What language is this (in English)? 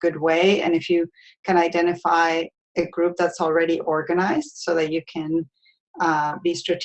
English